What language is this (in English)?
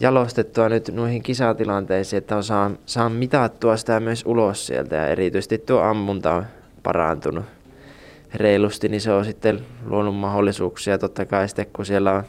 Finnish